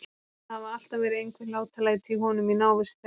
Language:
Icelandic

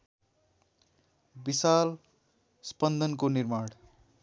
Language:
Nepali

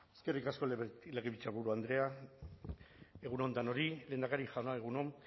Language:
Basque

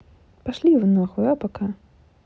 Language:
Russian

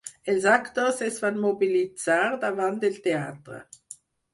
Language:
Catalan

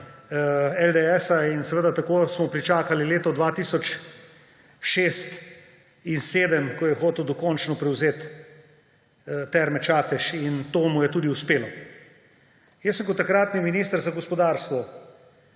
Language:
Slovenian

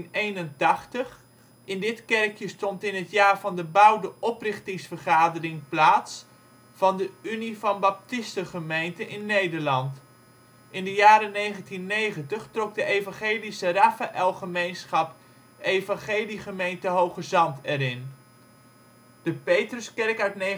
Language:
Dutch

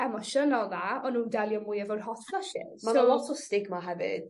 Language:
Welsh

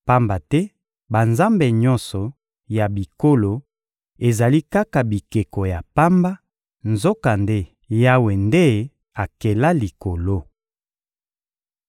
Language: Lingala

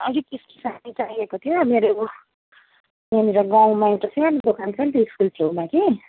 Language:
Nepali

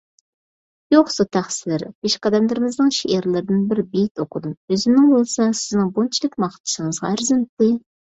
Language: Uyghur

